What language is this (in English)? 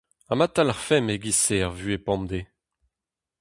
Breton